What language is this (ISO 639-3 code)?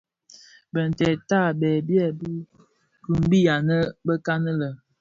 ksf